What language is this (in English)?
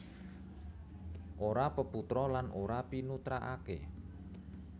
Javanese